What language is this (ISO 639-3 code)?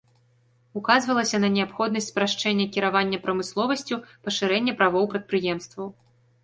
bel